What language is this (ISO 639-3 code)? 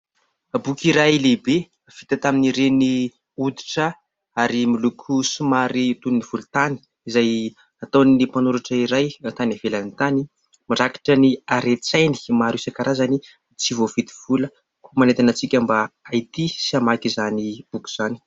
mlg